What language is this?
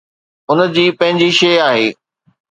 Sindhi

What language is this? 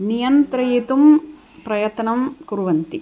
Sanskrit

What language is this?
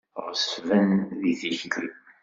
Kabyle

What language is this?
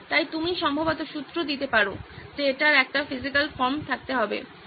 Bangla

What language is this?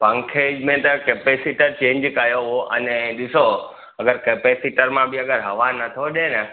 Sindhi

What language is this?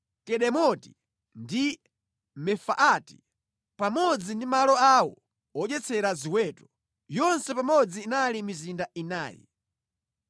Nyanja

